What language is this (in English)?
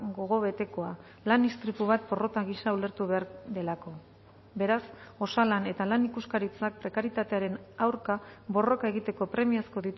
Basque